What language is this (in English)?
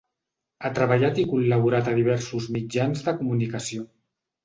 Catalan